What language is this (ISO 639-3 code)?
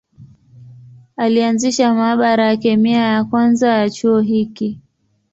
swa